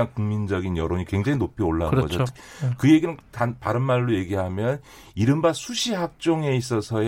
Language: Korean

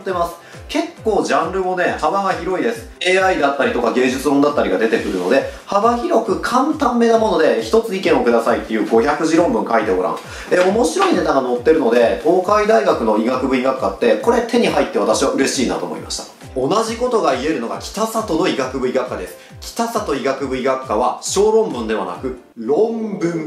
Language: Japanese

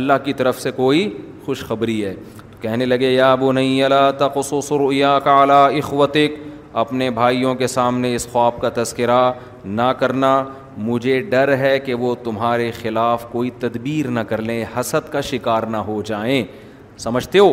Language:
Urdu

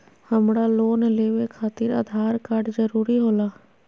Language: Magahi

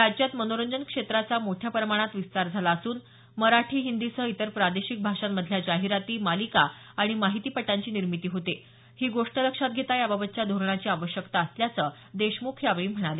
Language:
Marathi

